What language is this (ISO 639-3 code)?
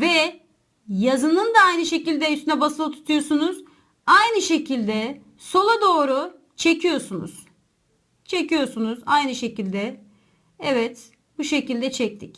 tur